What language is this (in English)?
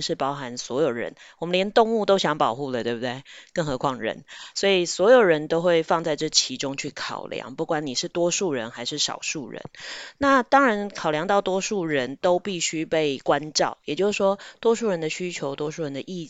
Chinese